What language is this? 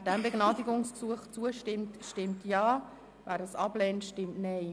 Swiss German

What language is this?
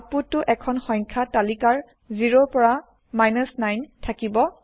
Assamese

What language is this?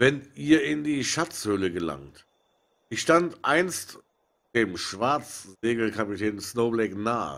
German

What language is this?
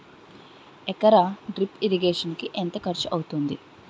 Telugu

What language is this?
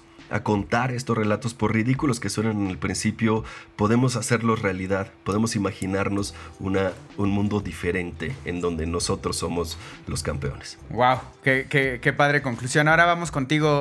Spanish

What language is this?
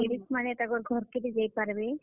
Odia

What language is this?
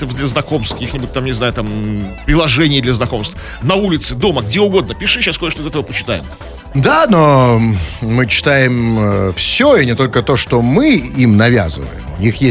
Russian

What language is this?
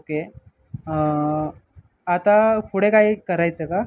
Marathi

